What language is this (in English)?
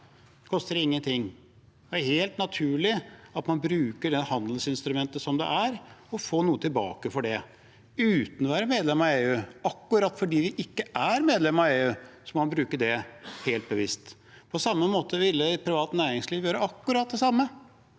Norwegian